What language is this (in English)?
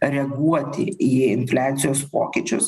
Lithuanian